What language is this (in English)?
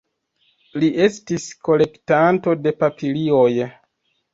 Esperanto